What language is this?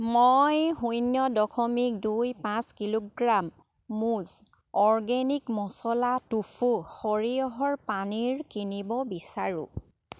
Assamese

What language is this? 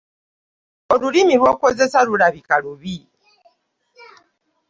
Ganda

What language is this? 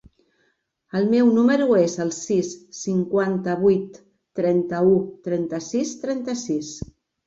Catalan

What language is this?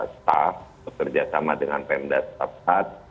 Indonesian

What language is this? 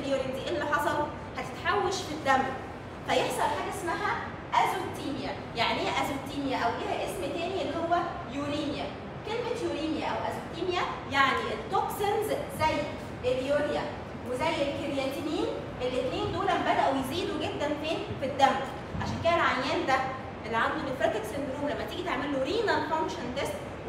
Arabic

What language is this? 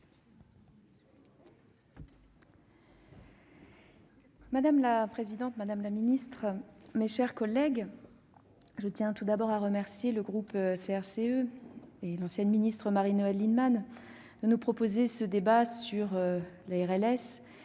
French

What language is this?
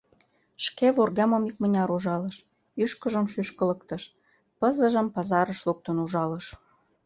Mari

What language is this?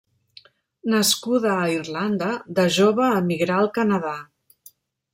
Catalan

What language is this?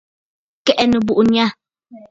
Bafut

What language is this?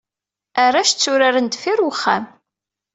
Kabyle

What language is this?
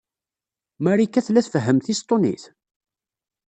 Kabyle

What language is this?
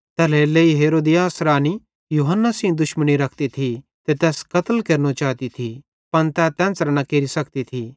Bhadrawahi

